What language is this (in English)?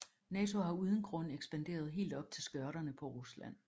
Danish